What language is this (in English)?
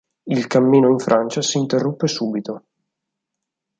Italian